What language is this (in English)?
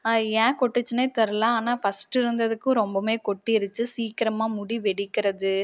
Tamil